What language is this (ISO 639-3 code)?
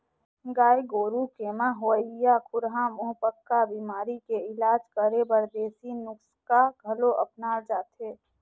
hne